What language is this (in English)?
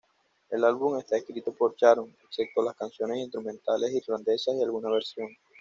Spanish